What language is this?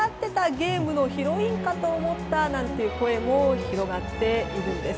Japanese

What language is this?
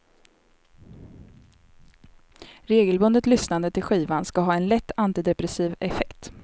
Swedish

